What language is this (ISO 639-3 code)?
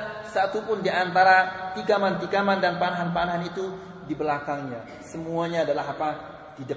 msa